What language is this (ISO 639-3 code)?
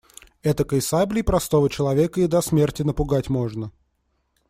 rus